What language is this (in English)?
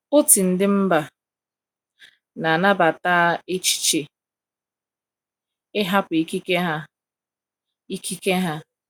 Igbo